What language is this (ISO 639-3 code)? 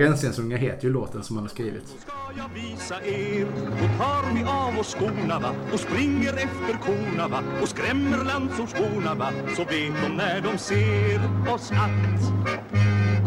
swe